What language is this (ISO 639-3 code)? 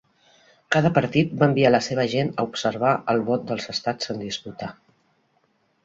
cat